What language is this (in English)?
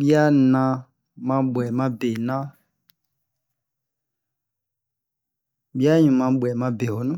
Bomu